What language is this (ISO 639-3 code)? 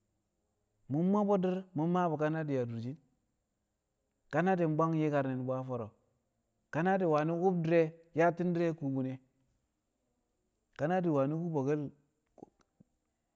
kcq